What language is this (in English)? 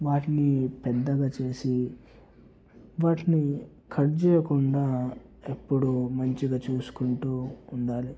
Telugu